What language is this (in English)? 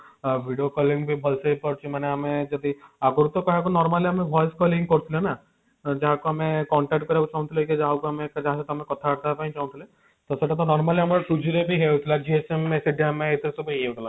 Odia